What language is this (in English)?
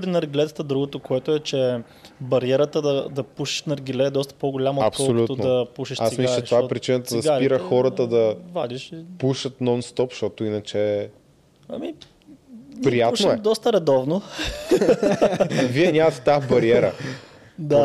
Bulgarian